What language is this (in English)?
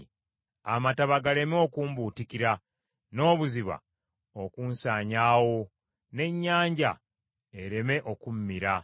Ganda